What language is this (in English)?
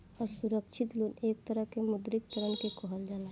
Bhojpuri